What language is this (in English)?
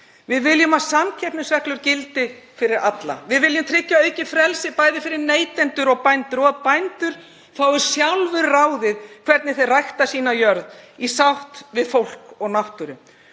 Icelandic